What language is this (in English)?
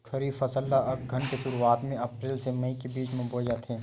Chhattisgarhi